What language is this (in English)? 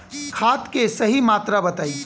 Bhojpuri